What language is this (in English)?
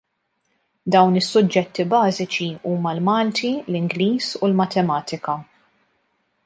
Maltese